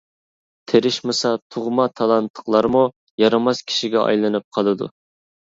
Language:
Uyghur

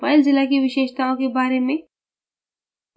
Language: Hindi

